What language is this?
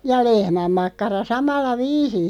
Finnish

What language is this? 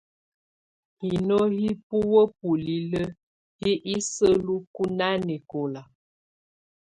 Tunen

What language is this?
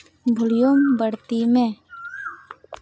Santali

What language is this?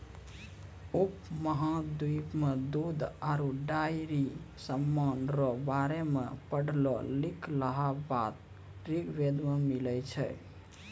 Maithili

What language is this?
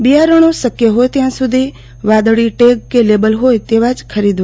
Gujarati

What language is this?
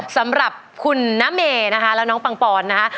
Thai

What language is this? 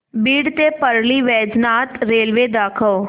Marathi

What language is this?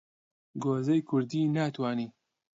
Central Kurdish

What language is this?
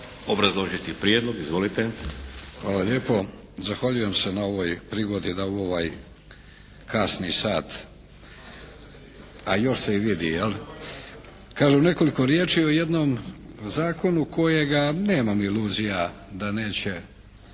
Croatian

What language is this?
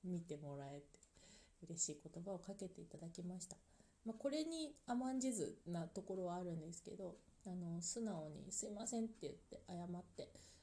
Japanese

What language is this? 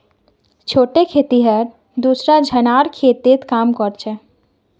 Magahi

